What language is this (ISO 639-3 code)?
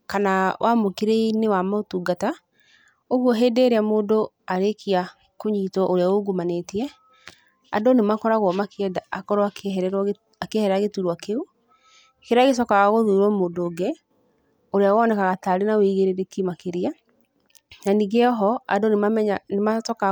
kik